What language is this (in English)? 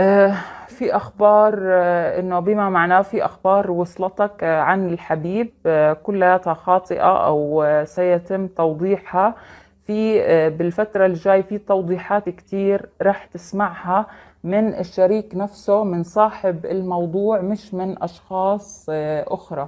Arabic